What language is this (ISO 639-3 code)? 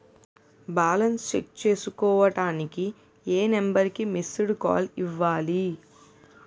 tel